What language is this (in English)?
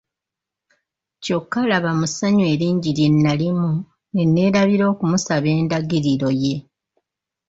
Ganda